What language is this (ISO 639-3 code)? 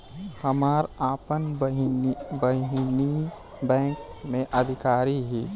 bho